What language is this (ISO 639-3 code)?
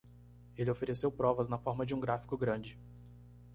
por